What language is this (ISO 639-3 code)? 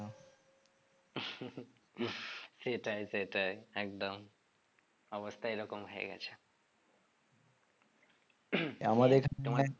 ben